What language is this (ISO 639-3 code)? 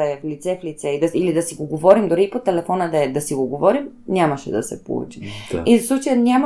bul